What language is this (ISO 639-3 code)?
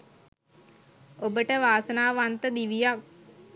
sin